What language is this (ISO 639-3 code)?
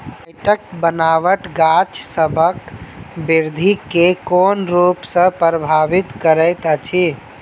mai